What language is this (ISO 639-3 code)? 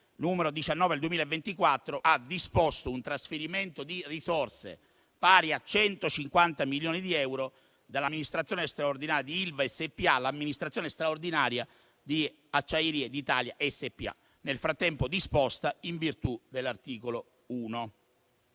ita